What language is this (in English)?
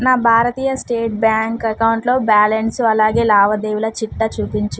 Telugu